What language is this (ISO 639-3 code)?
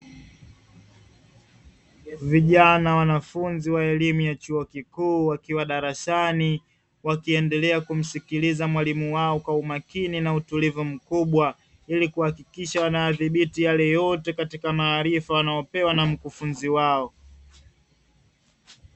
swa